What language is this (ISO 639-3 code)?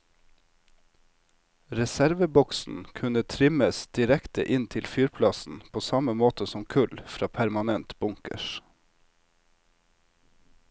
nor